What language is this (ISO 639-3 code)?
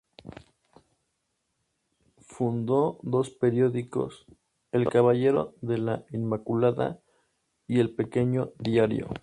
spa